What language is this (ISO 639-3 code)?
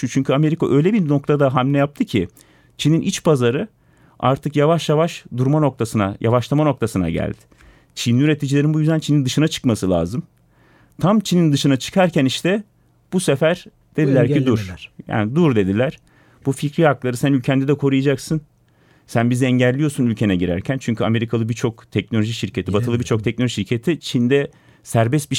tur